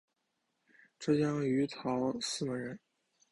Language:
Chinese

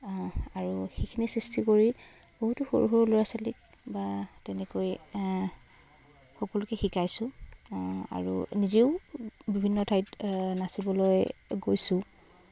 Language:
Assamese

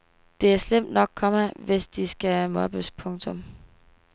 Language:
Danish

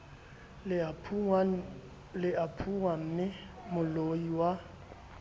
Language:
Southern Sotho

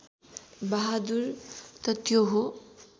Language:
Nepali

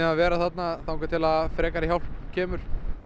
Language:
Icelandic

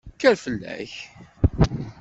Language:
Kabyle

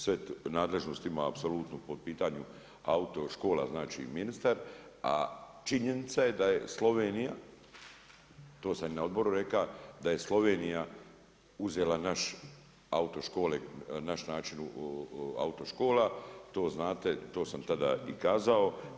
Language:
Croatian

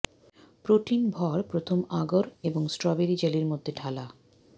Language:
Bangla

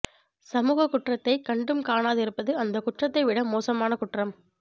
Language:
Tamil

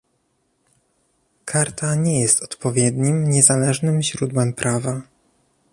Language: Polish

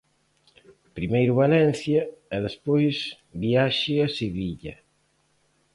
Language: Galician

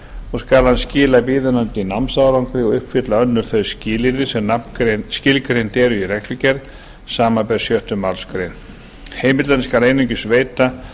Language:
Icelandic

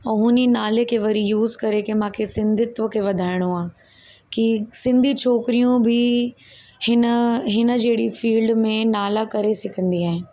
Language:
Sindhi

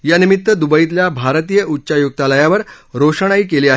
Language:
Marathi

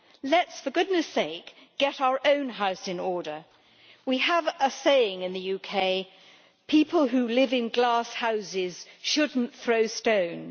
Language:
English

